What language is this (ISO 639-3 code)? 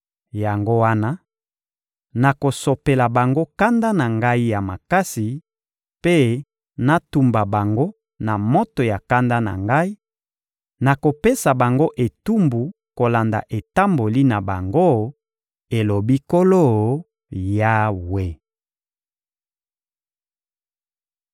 lin